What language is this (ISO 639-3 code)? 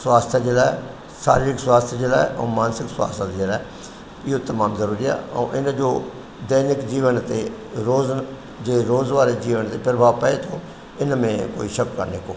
snd